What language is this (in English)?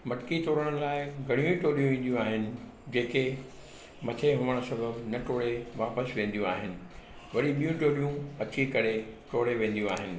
Sindhi